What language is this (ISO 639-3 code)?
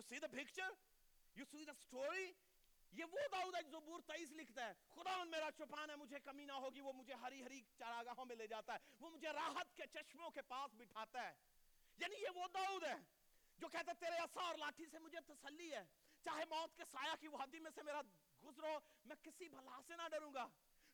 urd